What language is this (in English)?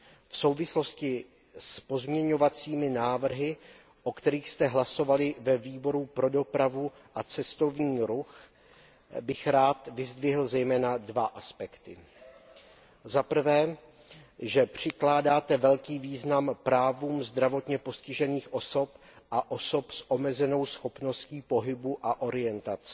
Czech